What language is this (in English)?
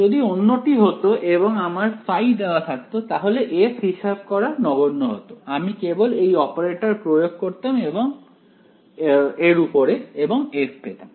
Bangla